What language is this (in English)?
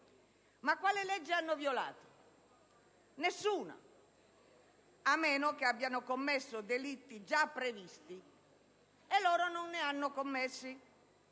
Italian